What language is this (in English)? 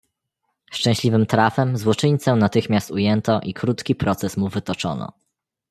Polish